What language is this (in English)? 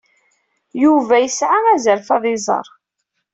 Kabyle